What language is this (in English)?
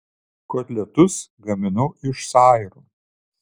Lithuanian